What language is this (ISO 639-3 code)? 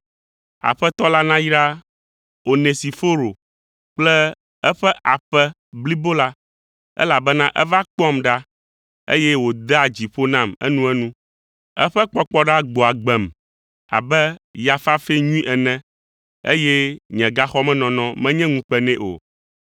ewe